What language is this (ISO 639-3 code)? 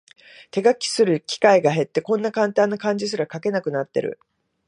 jpn